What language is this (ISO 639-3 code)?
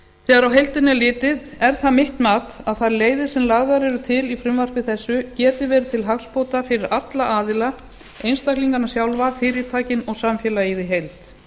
isl